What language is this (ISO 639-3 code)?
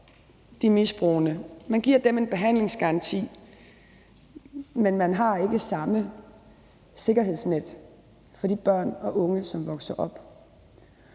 dan